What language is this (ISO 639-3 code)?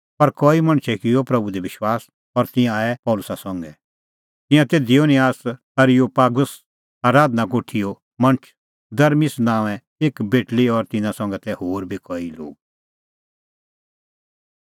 kfx